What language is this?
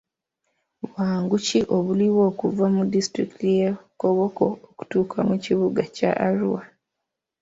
Ganda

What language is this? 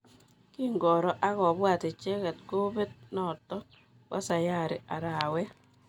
Kalenjin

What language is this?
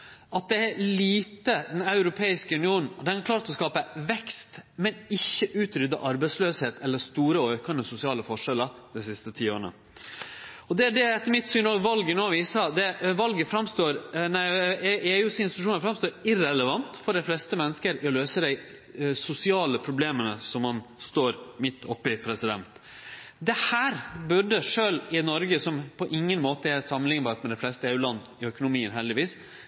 Norwegian Nynorsk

